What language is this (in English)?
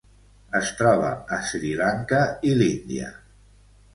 Catalan